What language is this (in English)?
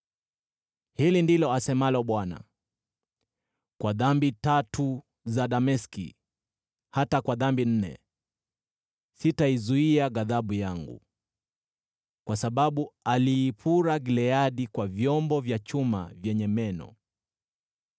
Swahili